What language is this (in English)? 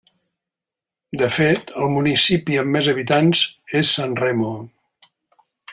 Catalan